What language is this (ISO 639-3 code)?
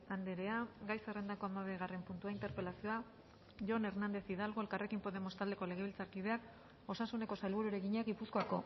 eus